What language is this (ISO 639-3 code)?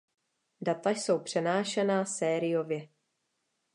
ces